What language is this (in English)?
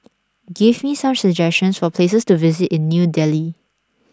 English